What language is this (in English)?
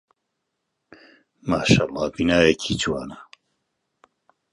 Central Kurdish